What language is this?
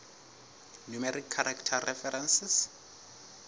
Southern Sotho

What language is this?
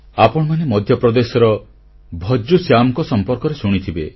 Odia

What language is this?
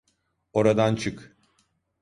Turkish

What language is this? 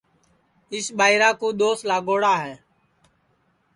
Sansi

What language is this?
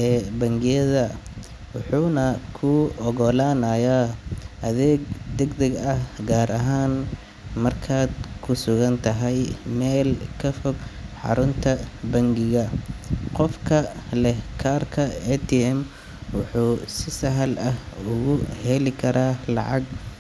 Somali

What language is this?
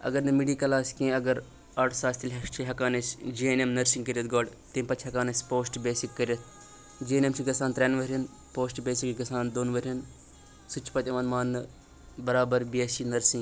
Kashmiri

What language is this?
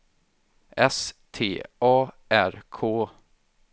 Swedish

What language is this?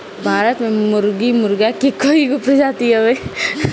Bhojpuri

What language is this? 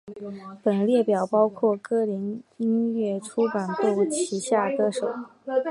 Chinese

